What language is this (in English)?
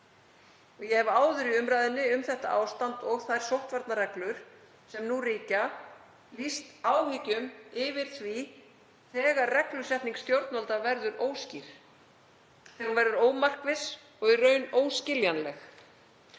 Icelandic